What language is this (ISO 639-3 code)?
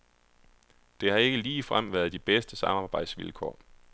dan